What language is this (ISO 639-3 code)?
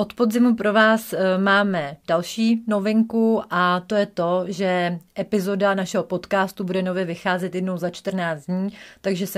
ces